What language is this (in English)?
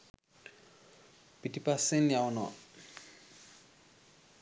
Sinhala